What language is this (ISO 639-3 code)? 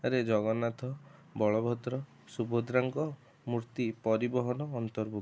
ori